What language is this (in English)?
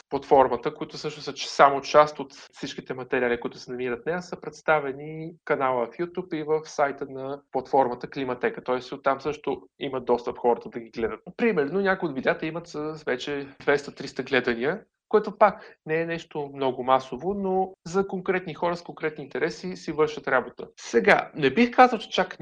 Bulgarian